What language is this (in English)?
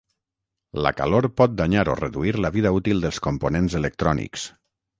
Catalan